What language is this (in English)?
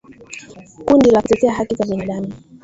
Swahili